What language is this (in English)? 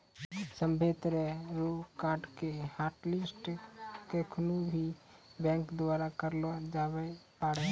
Maithili